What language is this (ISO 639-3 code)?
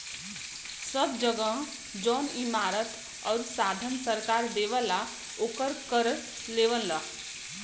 bho